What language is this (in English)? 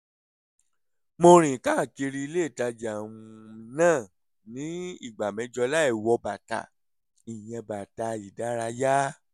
Yoruba